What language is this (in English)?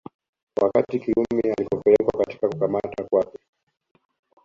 Swahili